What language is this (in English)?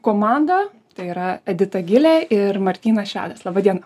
Lithuanian